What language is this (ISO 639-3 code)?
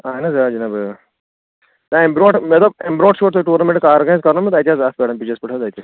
kas